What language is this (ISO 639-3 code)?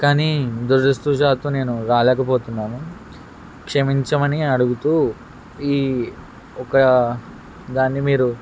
tel